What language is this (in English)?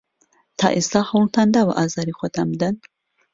Central Kurdish